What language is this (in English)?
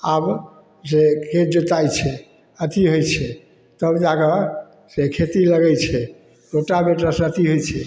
Maithili